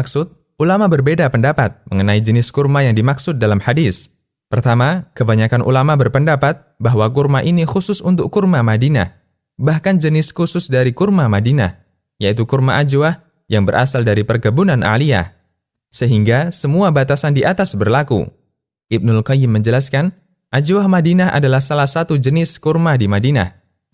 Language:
Indonesian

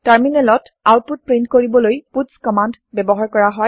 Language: Assamese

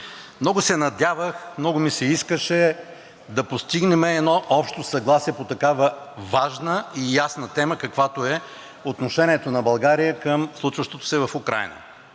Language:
Bulgarian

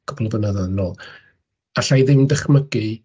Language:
Welsh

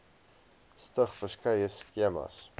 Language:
Afrikaans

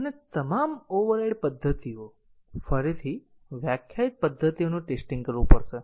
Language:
Gujarati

